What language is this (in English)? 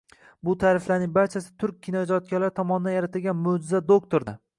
Uzbek